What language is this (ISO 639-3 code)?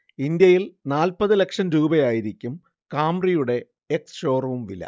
mal